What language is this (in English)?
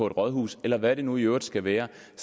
Danish